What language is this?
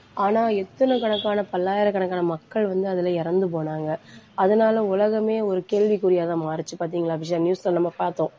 Tamil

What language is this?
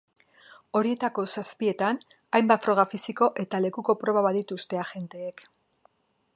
Basque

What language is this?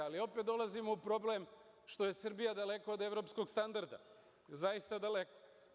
Serbian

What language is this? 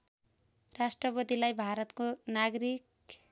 Nepali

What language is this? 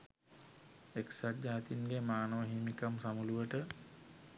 Sinhala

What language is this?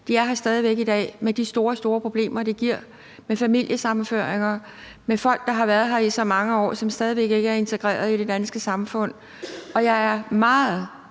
Danish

